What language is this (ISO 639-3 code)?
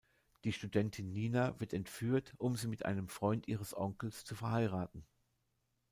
deu